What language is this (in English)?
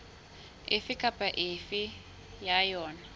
Southern Sotho